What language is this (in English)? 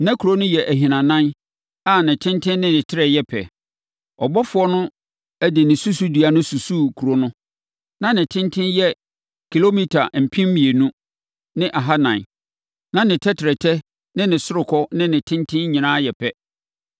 Akan